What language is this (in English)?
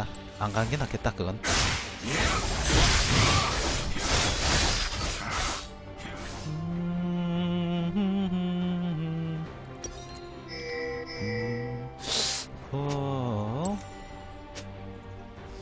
Korean